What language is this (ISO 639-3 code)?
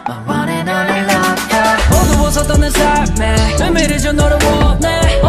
kor